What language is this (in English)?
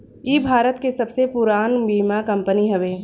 Bhojpuri